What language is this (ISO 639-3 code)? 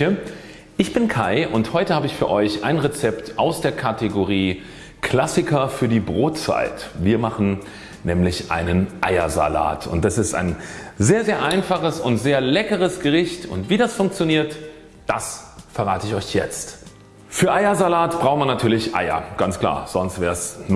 deu